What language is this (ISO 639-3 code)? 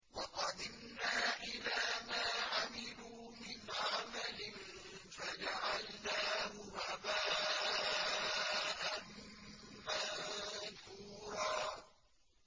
ara